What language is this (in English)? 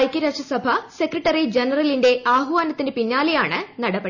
Malayalam